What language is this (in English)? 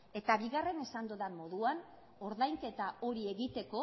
Basque